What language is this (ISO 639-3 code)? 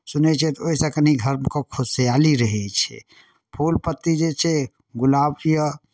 mai